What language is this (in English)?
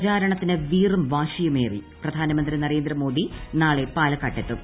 Malayalam